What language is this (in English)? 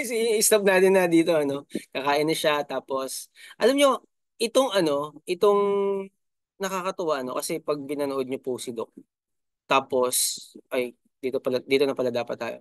Filipino